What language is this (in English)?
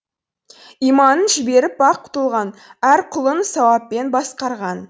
Kazakh